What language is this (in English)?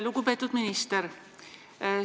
Estonian